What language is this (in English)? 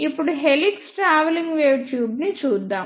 Telugu